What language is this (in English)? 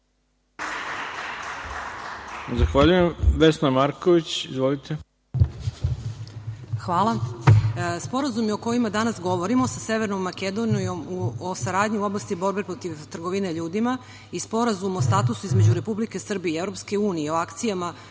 Serbian